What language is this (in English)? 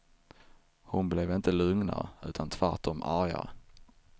Swedish